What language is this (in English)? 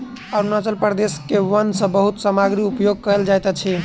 Maithili